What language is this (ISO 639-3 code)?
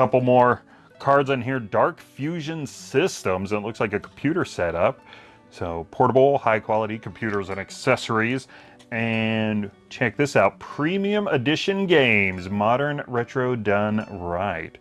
eng